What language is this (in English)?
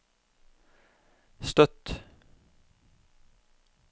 Norwegian